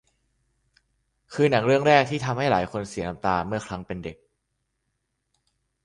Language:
Thai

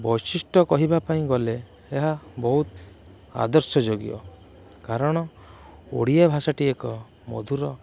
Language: Odia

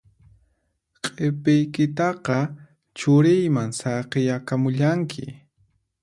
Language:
Puno Quechua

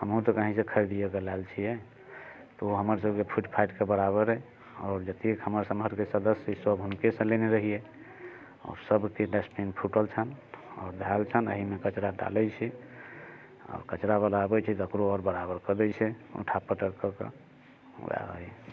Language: Maithili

